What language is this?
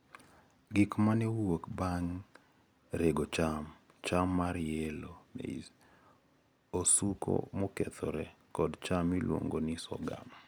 Luo (Kenya and Tanzania)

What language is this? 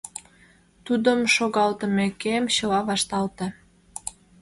Mari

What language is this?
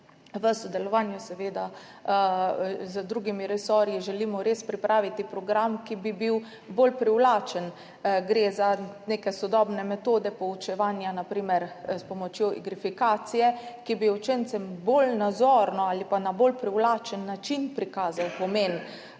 Slovenian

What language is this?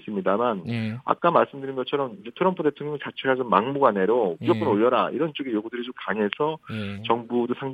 Korean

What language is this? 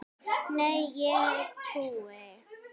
Icelandic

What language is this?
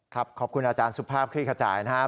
Thai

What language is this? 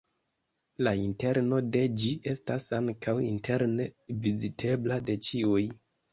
Esperanto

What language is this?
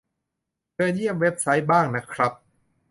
Thai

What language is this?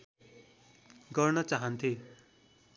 Nepali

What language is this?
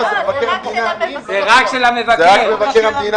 Hebrew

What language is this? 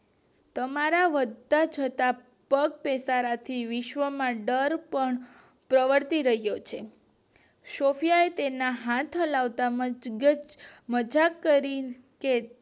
Gujarati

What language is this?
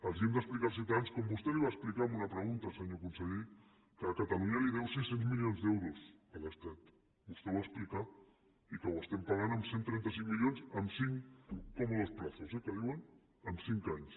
Catalan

